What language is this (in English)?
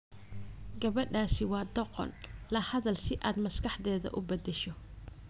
Somali